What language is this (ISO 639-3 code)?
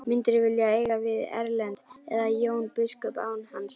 isl